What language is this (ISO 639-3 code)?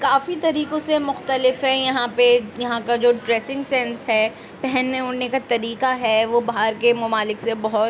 urd